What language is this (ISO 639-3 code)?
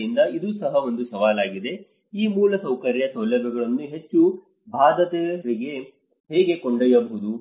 kan